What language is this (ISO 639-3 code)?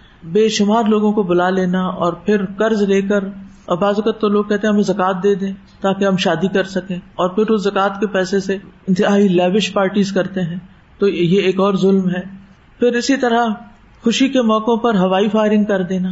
urd